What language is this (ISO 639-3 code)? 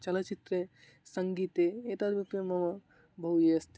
san